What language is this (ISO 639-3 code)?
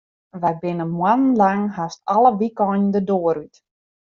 fry